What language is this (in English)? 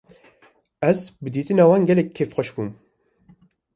Kurdish